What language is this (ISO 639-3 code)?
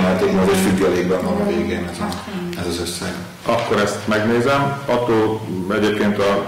hun